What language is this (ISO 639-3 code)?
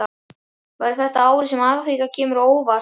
isl